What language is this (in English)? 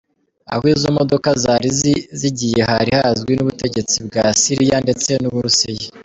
Kinyarwanda